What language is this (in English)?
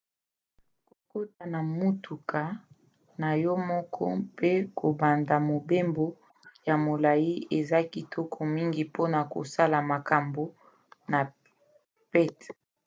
Lingala